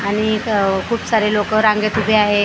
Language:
Marathi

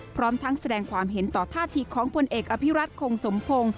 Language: Thai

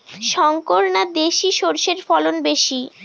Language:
Bangla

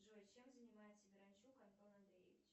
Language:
Russian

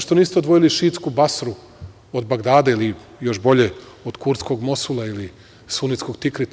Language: Serbian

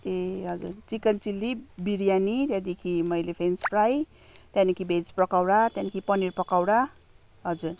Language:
Nepali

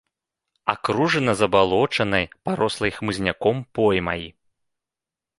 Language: Belarusian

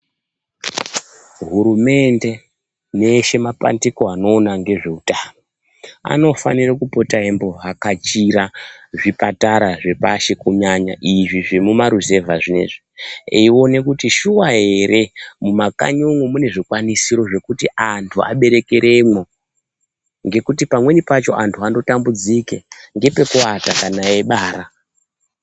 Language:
Ndau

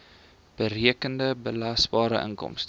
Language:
Afrikaans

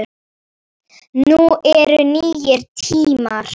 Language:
Icelandic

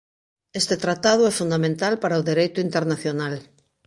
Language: Galician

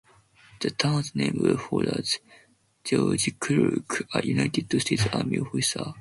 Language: English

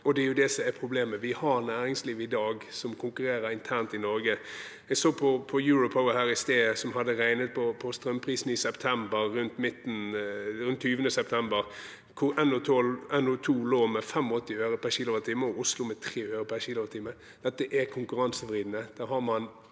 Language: Norwegian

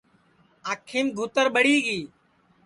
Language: Sansi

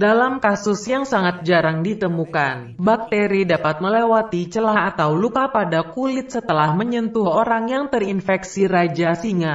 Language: Indonesian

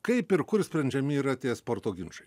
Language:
Lithuanian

